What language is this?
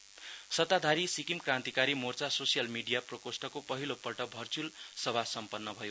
Nepali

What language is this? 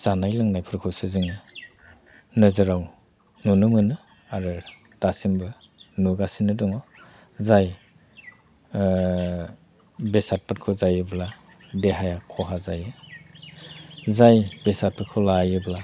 Bodo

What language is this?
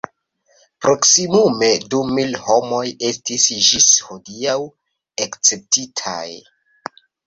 Esperanto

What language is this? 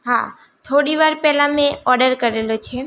Gujarati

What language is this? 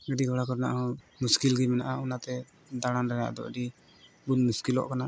Santali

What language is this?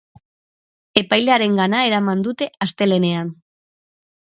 Basque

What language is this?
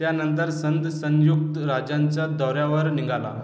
Marathi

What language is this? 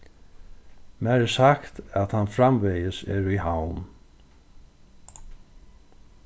Faroese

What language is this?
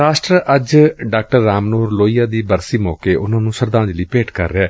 Punjabi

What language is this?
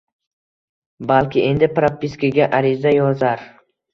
Uzbek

